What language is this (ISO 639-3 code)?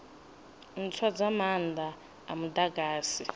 ven